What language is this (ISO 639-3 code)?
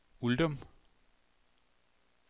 dan